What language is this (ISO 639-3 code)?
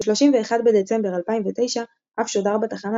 heb